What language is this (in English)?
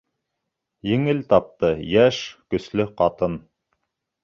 Bashkir